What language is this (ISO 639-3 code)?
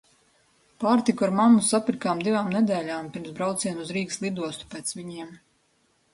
lav